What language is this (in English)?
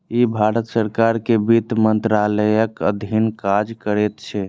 Maithili